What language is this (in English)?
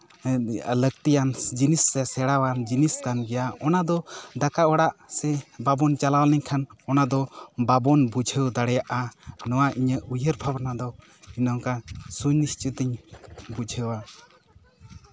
Santali